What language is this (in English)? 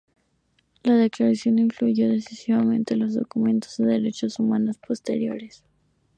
Spanish